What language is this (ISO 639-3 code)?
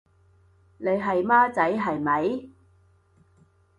yue